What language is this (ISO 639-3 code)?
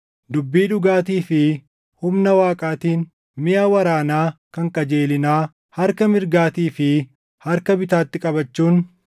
orm